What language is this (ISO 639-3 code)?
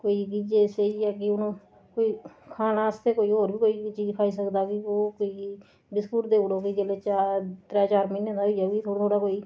doi